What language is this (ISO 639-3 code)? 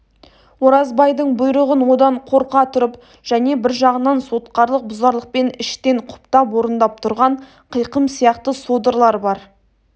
kaz